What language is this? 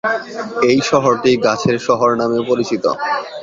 Bangla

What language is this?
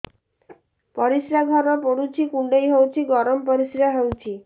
Odia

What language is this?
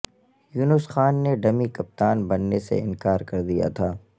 Urdu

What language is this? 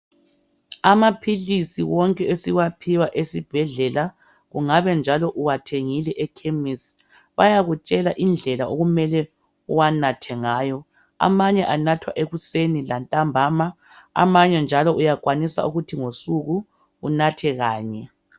North Ndebele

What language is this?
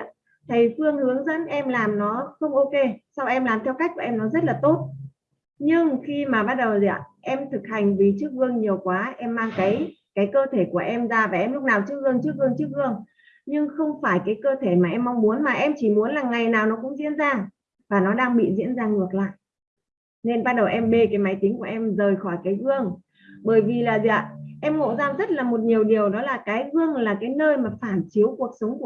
Vietnamese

